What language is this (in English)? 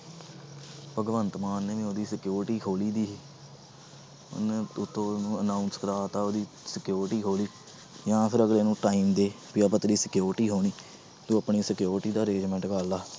Punjabi